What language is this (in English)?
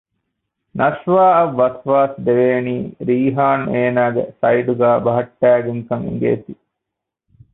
Divehi